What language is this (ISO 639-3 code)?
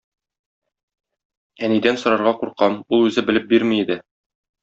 tat